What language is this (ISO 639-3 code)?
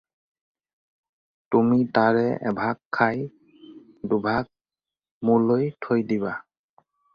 asm